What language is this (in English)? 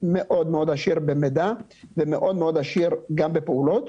Hebrew